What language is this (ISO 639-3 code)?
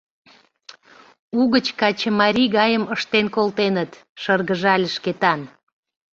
chm